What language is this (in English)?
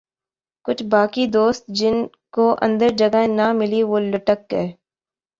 Urdu